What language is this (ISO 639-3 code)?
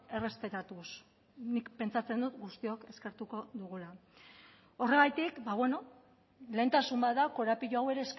eus